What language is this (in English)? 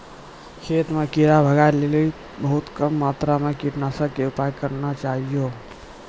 Maithili